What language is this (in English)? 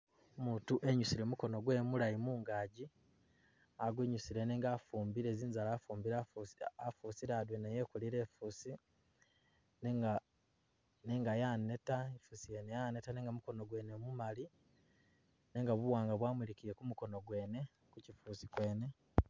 Masaaba